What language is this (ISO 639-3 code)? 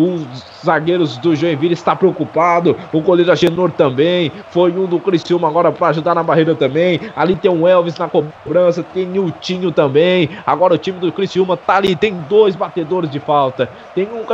por